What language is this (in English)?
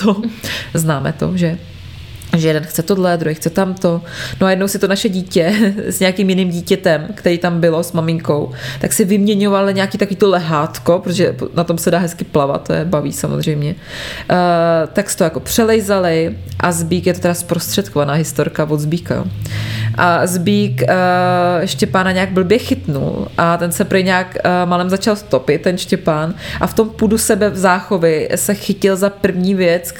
Czech